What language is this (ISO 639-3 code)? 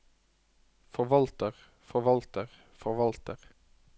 nor